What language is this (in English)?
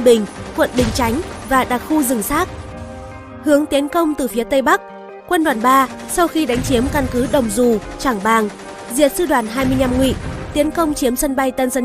Vietnamese